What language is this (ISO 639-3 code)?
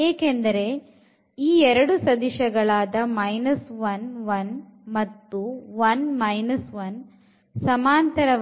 kan